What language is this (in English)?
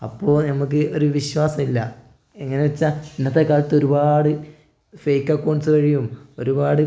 Malayalam